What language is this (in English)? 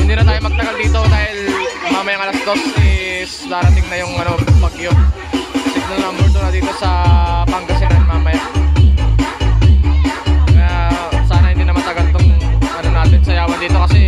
Filipino